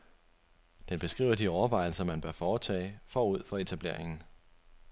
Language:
Danish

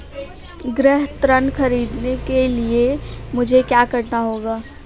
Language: Hindi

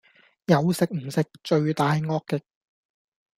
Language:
Cantonese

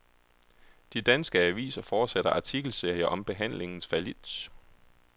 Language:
Danish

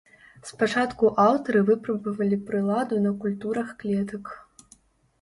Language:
Belarusian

